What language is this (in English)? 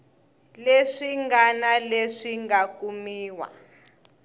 Tsonga